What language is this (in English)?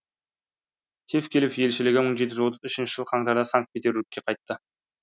Kazakh